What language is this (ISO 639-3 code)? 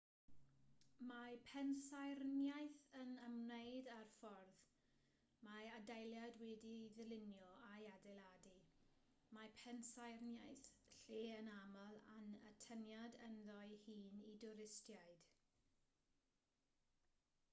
cym